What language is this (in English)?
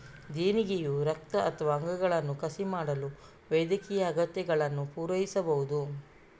Kannada